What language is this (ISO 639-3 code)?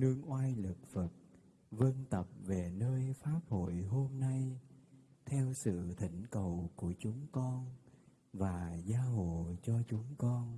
vie